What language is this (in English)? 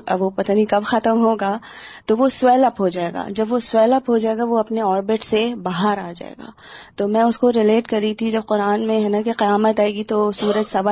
Urdu